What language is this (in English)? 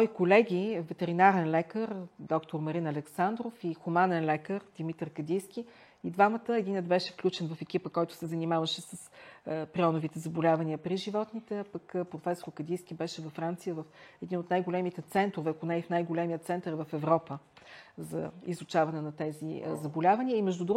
Bulgarian